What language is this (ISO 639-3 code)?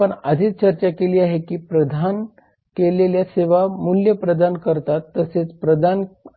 mar